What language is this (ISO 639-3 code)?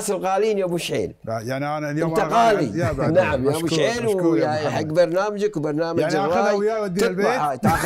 ara